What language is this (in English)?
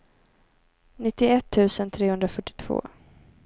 Swedish